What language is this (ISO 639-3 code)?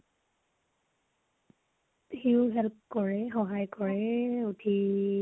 asm